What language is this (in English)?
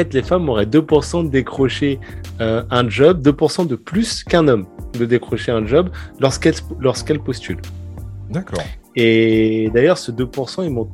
French